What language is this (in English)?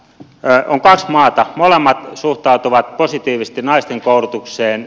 Finnish